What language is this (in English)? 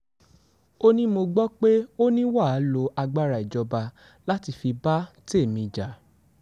Yoruba